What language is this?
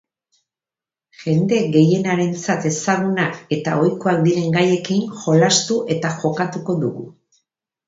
Basque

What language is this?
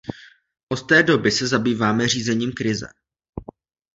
Czech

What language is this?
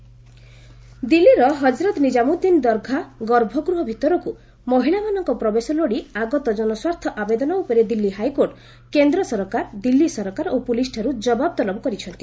Odia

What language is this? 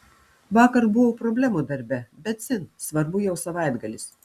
Lithuanian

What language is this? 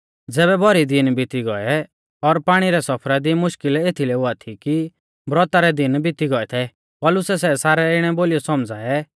Mahasu Pahari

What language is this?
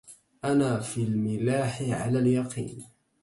Arabic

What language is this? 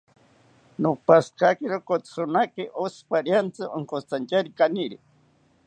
South Ucayali Ashéninka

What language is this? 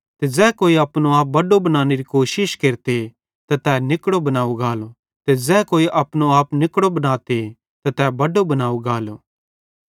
Bhadrawahi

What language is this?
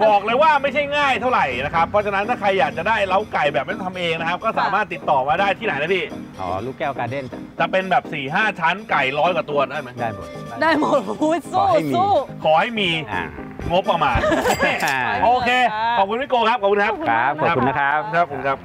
Thai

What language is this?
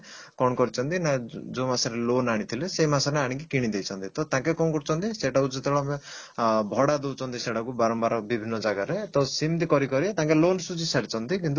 Odia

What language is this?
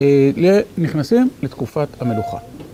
Hebrew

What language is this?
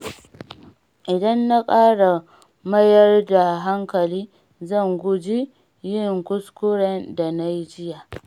Hausa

